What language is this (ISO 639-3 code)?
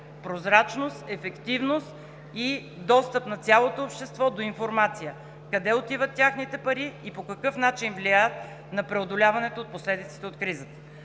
bul